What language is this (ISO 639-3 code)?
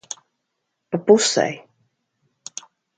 lav